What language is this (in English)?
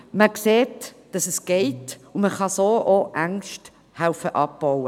Swiss German